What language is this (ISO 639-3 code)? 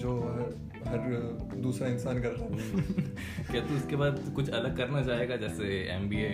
hin